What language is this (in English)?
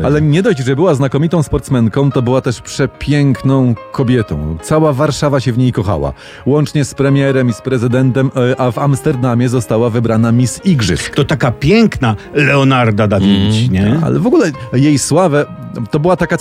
Polish